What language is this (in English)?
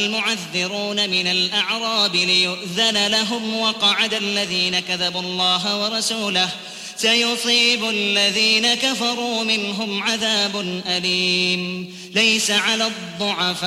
Arabic